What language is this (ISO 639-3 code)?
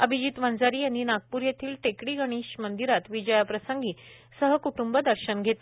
mar